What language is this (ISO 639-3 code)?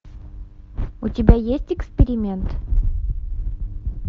rus